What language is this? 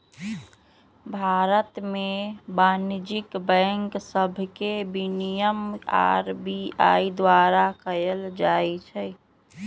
Magahi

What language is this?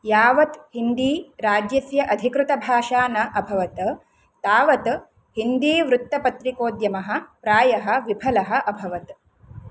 Sanskrit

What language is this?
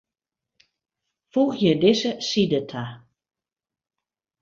Western Frisian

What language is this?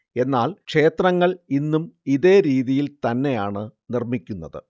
Malayalam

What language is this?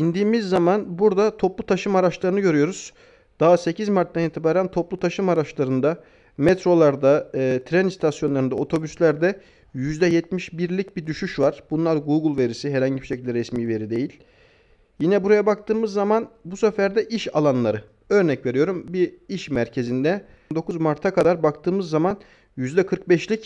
Turkish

